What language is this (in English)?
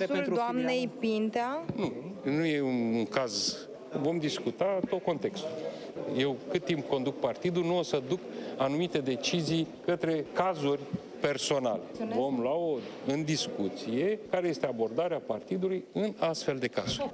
Romanian